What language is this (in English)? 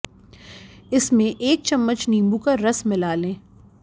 Hindi